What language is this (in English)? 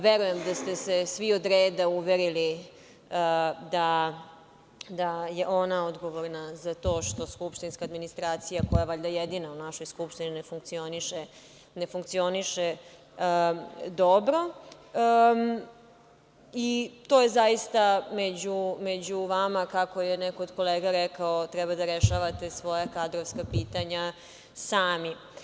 Serbian